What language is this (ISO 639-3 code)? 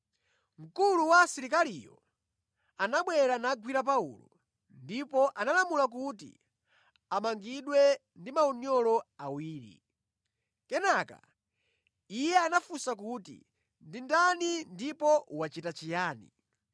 nya